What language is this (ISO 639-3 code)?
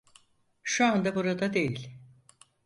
tur